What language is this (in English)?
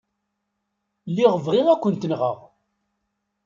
Kabyle